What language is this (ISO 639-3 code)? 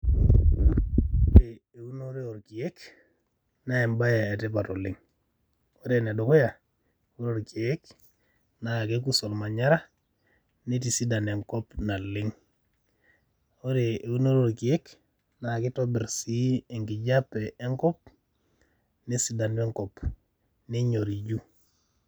mas